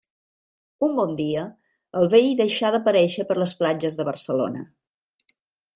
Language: Catalan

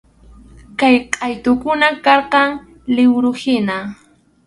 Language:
Arequipa-La Unión Quechua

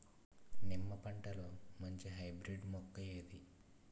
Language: Telugu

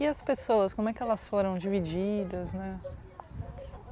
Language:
Portuguese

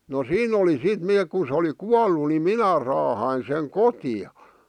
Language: Finnish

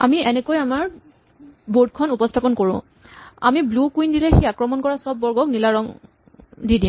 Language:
Assamese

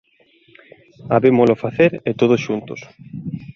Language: Galician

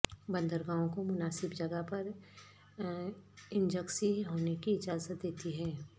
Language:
Urdu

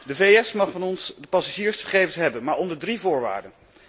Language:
Dutch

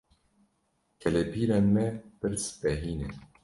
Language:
Kurdish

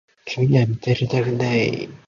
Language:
Japanese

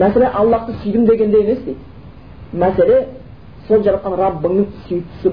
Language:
Bulgarian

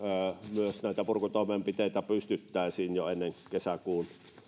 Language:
Finnish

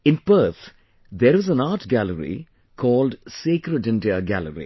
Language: English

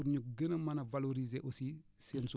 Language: Wolof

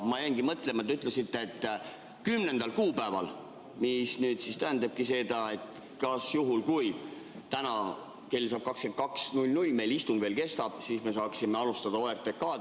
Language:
Estonian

